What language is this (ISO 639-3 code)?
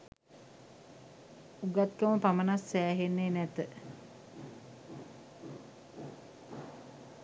sin